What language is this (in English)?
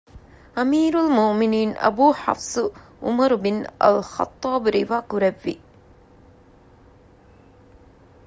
Divehi